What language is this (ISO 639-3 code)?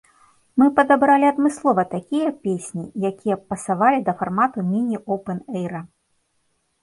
bel